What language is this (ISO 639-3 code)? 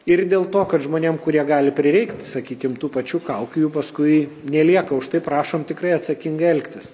lit